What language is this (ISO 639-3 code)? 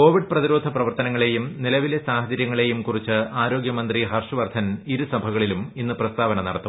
mal